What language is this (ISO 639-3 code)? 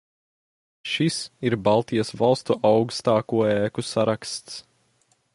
lav